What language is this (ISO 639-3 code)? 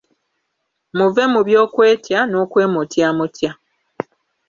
lug